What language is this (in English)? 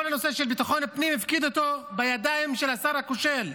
Hebrew